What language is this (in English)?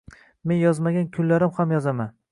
Uzbek